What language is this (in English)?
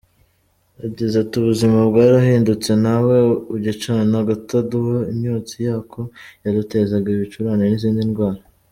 Kinyarwanda